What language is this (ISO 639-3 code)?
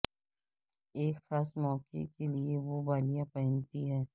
urd